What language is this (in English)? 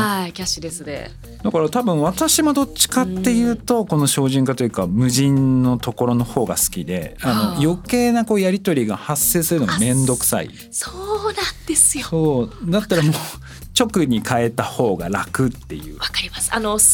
Japanese